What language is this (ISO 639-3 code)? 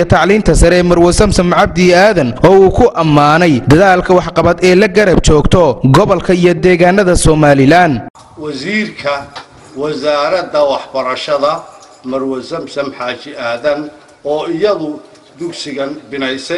ara